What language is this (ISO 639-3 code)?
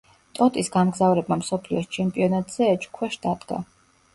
kat